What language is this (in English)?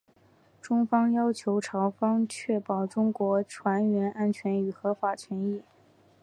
Chinese